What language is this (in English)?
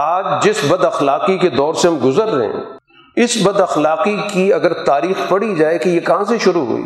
Urdu